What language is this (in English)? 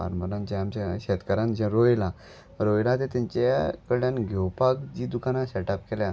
Konkani